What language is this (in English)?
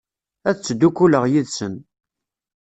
Kabyle